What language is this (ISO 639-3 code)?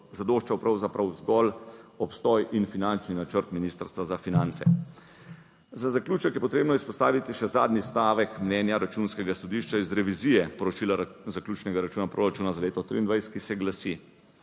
slv